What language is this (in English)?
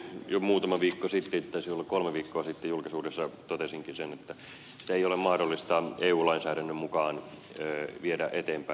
Finnish